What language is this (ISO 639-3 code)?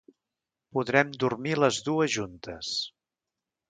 cat